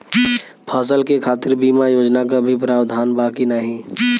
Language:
Bhojpuri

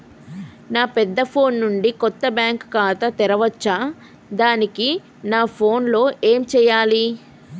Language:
Telugu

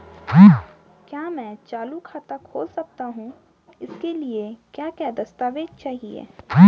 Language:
Hindi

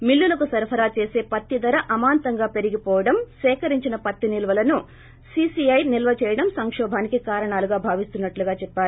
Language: Telugu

